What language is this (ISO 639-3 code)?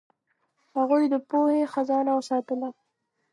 pus